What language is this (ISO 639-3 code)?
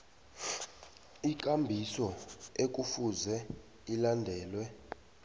nbl